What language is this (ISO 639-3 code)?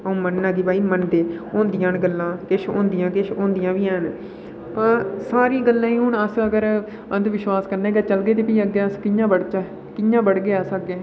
doi